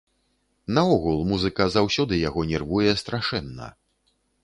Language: Belarusian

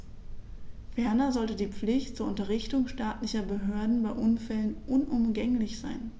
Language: German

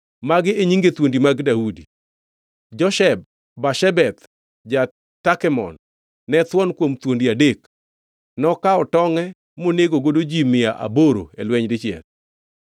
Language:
Luo (Kenya and Tanzania)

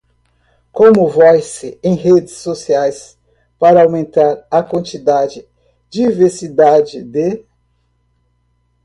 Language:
Portuguese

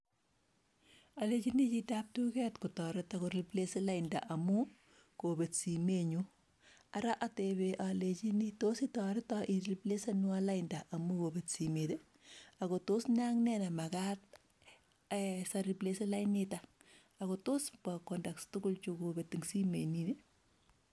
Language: Kalenjin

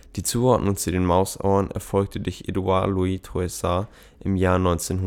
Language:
German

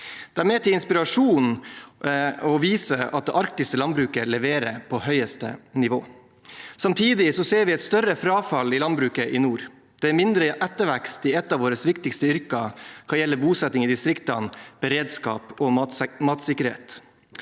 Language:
Norwegian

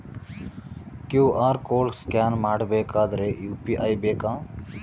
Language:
Kannada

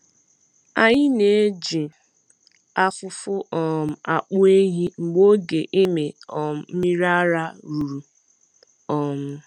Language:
Igbo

